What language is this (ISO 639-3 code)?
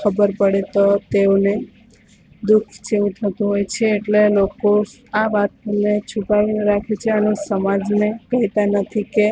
guj